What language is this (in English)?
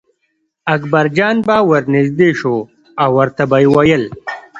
Pashto